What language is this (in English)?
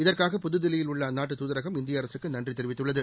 Tamil